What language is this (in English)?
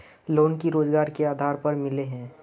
Magahi